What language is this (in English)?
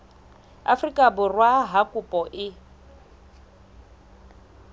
Southern Sotho